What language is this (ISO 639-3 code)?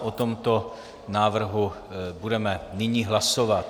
ces